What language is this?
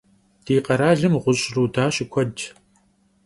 Kabardian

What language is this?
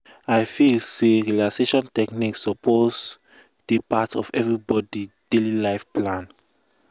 Nigerian Pidgin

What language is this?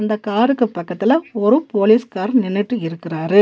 Tamil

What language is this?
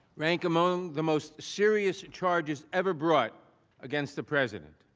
English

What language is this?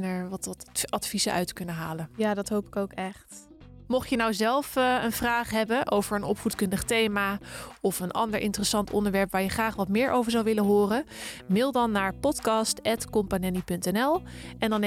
Dutch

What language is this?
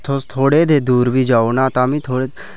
Dogri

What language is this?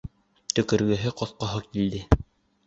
Bashkir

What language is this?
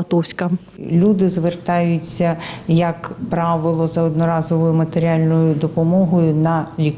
Ukrainian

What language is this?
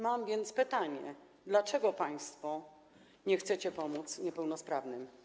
Polish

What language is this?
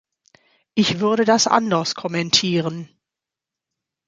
German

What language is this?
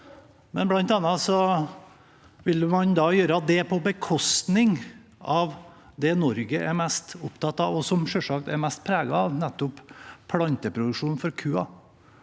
Norwegian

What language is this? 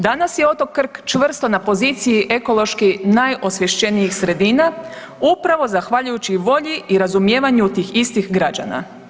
Croatian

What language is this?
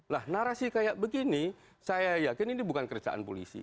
Indonesian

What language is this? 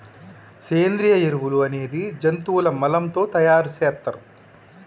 Telugu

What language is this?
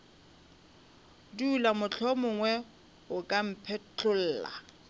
Northern Sotho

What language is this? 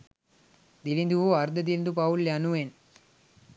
Sinhala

